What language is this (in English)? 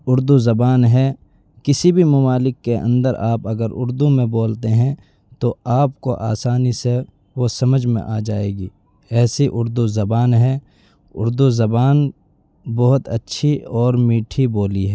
Urdu